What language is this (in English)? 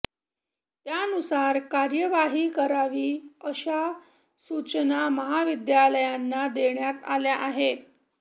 Marathi